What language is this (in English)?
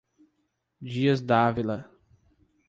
Portuguese